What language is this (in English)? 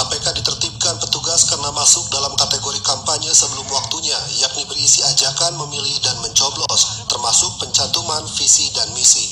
Indonesian